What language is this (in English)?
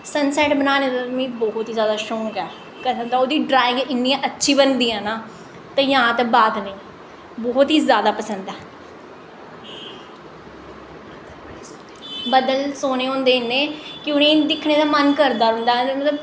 Dogri